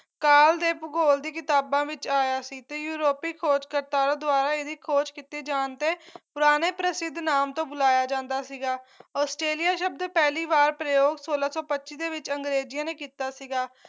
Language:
Punjabi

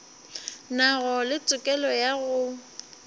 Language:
Northern Sotho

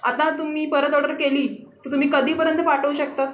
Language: Marathi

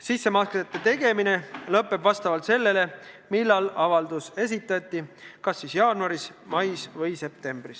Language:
Estonian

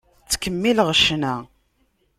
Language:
Kabyle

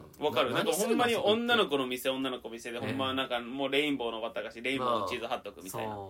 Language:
Japanese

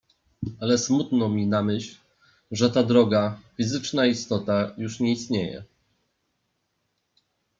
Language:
Polish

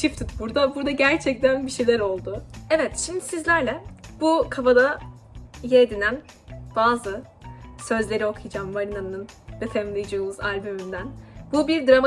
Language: Turkish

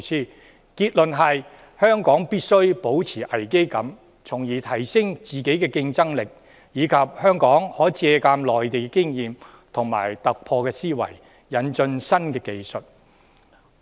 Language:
Cantonese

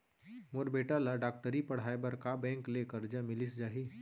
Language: Chhattisgarhi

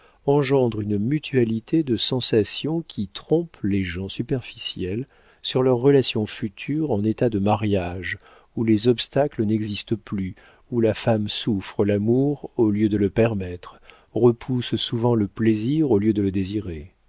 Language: French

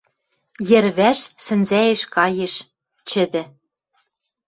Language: Western Mari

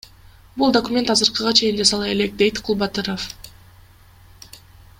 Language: Kyrgyz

